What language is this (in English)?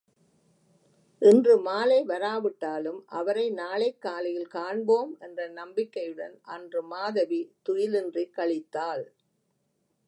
Tamil